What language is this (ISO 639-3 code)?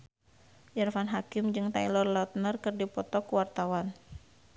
sun